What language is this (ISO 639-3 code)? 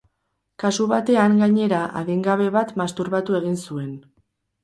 eus